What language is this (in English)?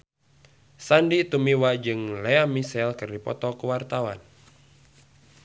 Sundanese